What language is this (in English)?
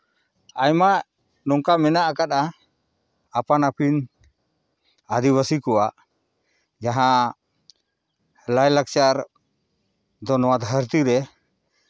Santali